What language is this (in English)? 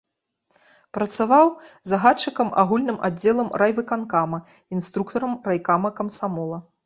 Belarusian